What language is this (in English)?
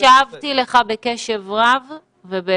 Hebrew